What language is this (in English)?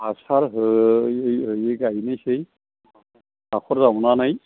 Bodo